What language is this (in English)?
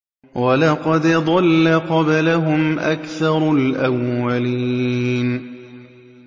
Arabic